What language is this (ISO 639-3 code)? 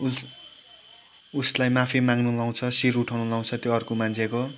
nep